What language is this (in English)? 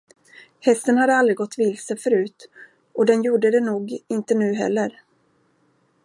Swedish